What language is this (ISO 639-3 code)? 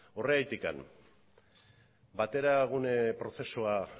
eus